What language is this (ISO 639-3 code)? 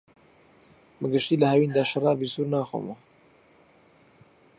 ckb